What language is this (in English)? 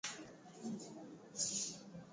Swahili